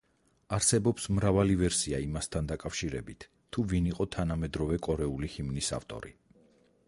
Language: Georgian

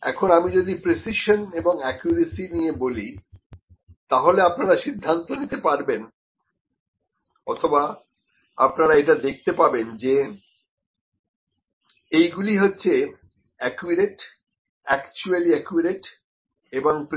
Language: Bangla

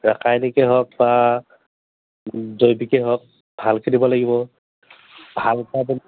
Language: Assamese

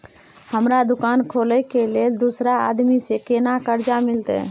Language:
Maithili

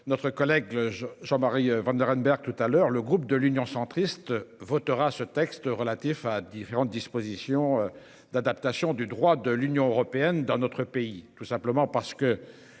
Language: French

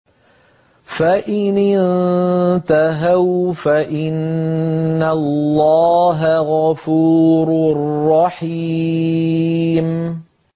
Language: Arabic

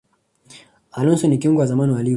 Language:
Swahili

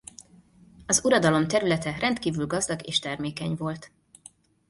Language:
Hungarian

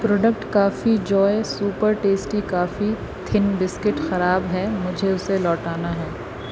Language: Urdu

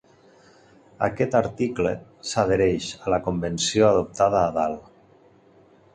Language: Catalan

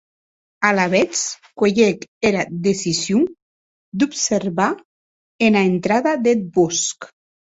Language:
Occitan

